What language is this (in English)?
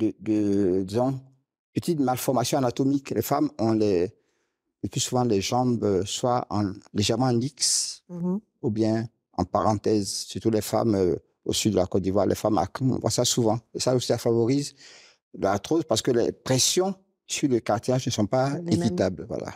French